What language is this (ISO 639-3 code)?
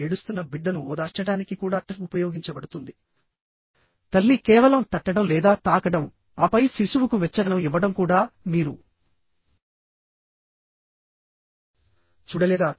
tel